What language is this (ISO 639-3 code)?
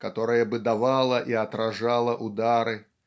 rus